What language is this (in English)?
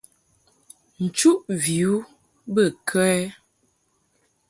Mungaka